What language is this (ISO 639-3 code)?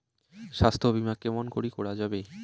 ben